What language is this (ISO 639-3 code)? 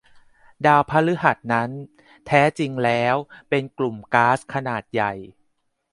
tha